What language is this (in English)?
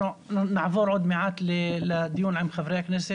Hebrew